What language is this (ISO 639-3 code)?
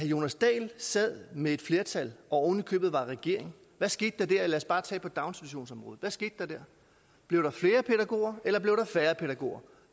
dan